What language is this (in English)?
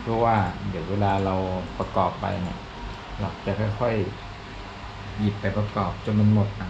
Thai